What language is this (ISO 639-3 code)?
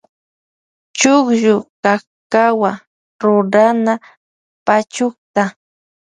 qvj